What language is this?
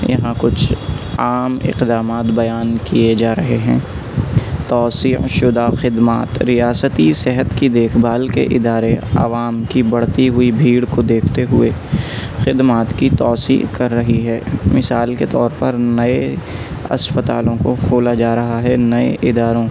Urdu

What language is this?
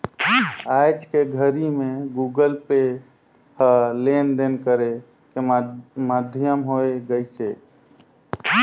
Chhattisgarhi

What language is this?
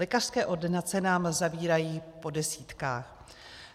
Czech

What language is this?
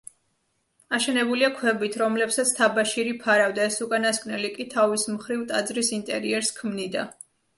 Georgian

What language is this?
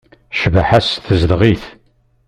Kabyle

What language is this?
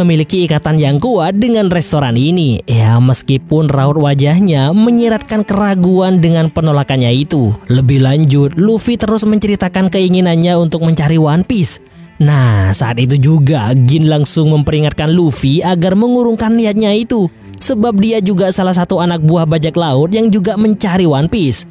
Indonesian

